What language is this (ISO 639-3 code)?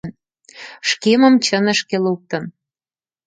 chm